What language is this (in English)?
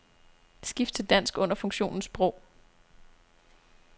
Danish